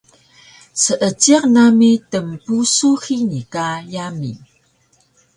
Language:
Taroko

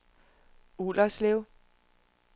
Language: Danish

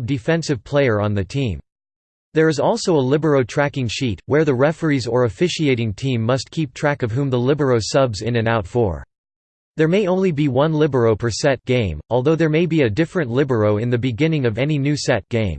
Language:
English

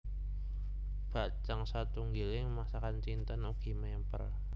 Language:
Javanese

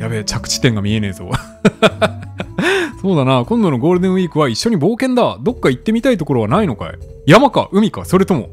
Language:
Japanese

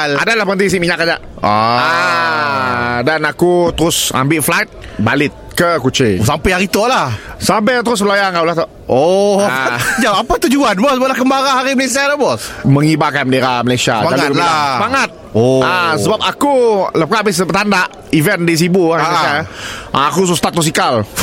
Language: Malay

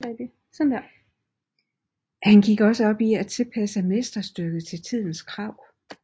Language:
Danish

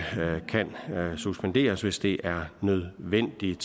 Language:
Danish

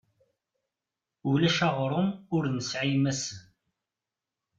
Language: Kabyle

